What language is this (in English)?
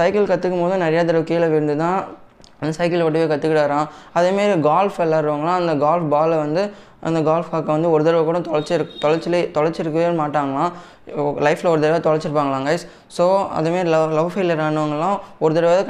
Tamil